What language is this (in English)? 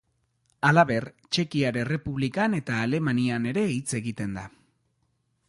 Basque